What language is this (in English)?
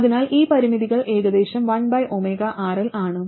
Malayalam